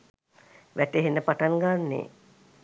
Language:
Sinhala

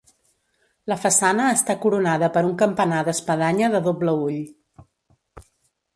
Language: Catalan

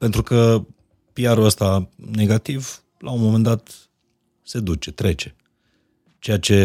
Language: Romanian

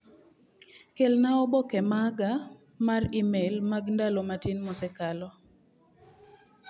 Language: Luo (Kenya and Tanzania)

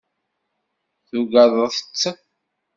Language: Kabyle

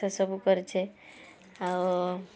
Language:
Odia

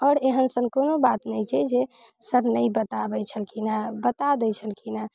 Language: Maithili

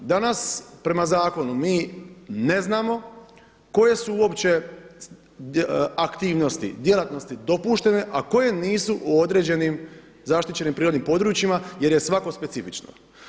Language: Croatian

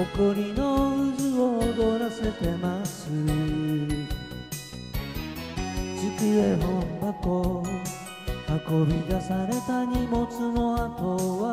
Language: Japanese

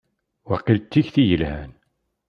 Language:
Kabyle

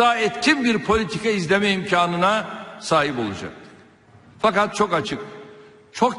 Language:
Turkish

